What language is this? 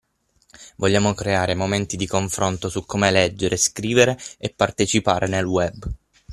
Italian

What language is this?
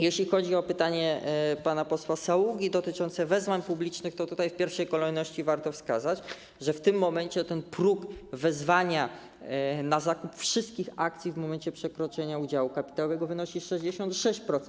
Polish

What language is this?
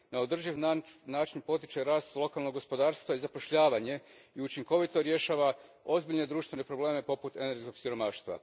Croatian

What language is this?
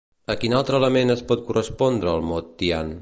Catalan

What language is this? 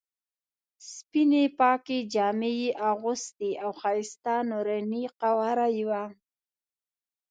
Pashto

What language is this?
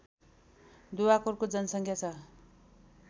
Nepali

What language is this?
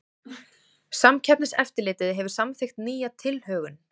Icelandic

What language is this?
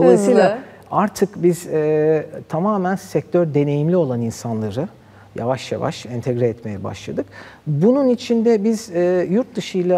Turkish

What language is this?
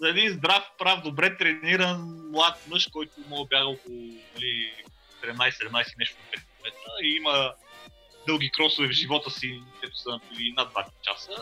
Bulgarian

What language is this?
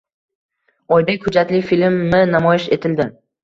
Uzbek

